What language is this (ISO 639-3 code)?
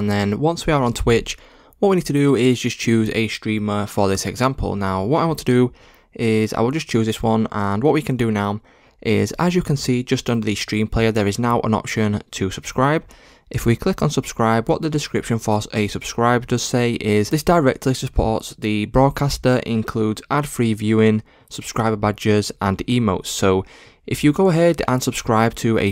eng